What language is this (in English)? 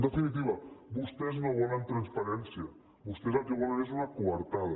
Catalan